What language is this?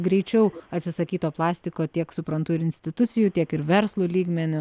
Lithuanian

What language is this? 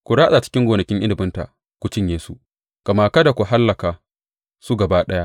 Hausa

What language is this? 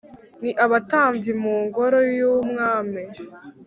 Kinyarwanda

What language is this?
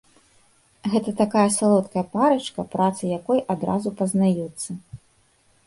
Belarusian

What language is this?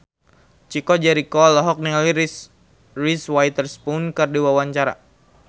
Sundanese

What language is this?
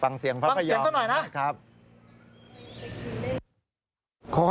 Thai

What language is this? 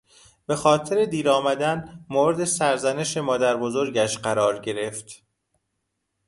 Persian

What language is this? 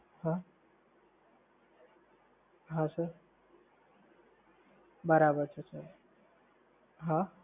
Gujarati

